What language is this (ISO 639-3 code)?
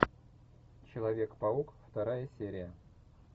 rus